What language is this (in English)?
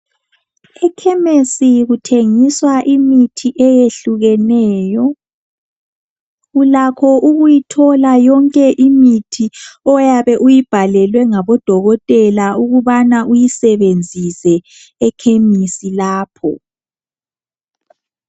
North Ndebele